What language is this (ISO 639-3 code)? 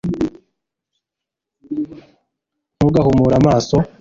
kin